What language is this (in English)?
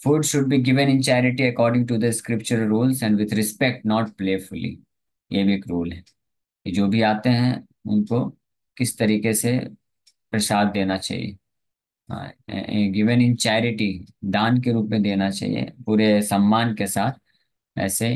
Hindi